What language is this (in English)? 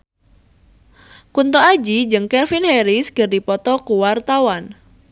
Sundanese